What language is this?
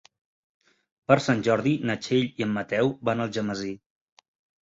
Catalan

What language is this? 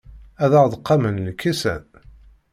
Kabyle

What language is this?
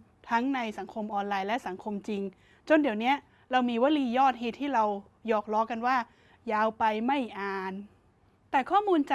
Thai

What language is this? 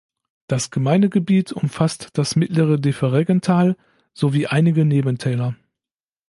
German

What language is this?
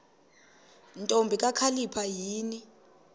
Xhosa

